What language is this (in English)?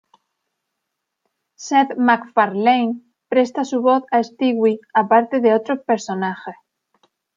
Spanish